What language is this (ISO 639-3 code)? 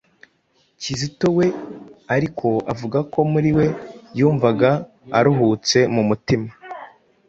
kin